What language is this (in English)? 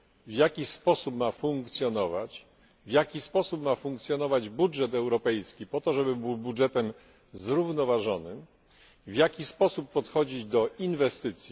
Polish